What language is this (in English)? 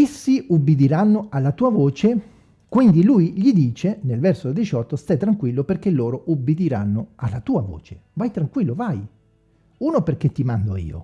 Italian